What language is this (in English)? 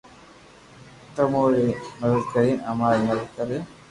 Loarki